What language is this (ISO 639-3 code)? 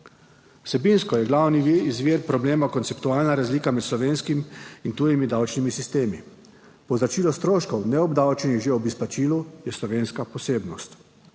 slv